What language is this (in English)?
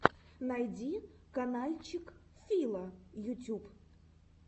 Russian